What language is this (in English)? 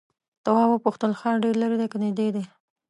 Pashto